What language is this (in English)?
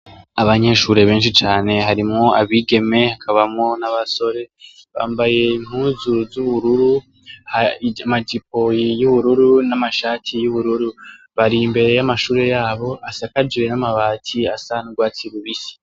Rundi